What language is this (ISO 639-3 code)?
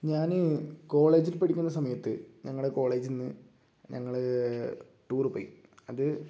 mal